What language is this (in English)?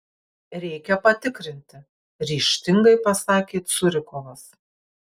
Lithuanian